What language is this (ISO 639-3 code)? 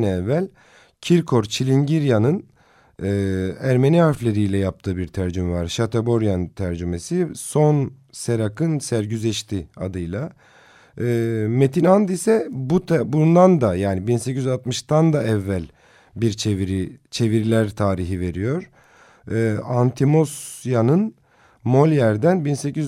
tur